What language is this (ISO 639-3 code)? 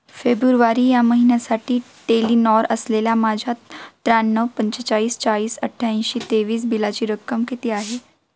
mar